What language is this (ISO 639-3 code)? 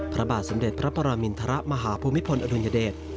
tha